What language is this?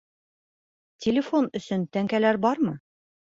Bashkir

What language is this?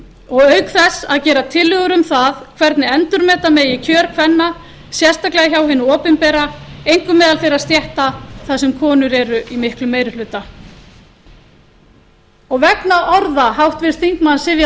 Icelandic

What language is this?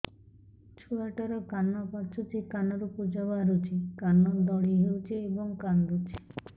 Odia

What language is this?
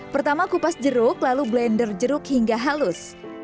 Indonesian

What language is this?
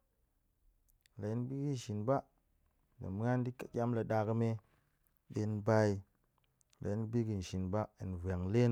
Goemai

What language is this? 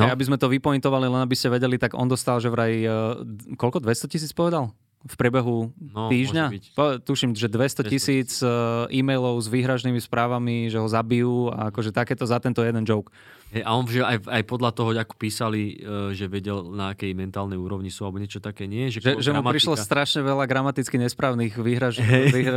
Slovak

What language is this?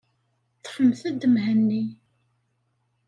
Kabyle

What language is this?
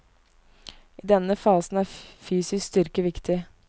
Norwegian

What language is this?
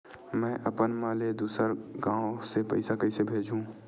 Chhattisgarhi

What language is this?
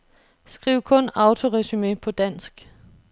Danish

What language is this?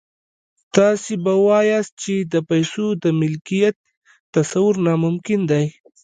Pashto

